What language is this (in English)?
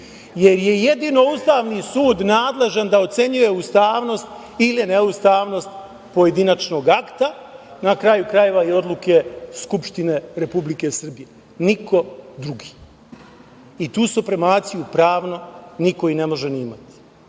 Serbian